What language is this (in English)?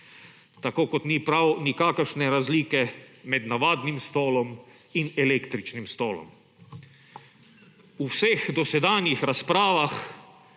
Slovenian